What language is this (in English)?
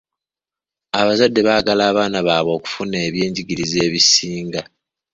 Ganda